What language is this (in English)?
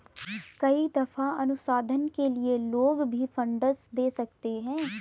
Hindi